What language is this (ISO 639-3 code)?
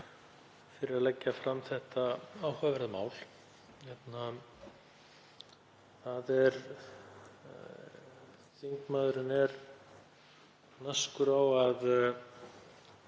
isl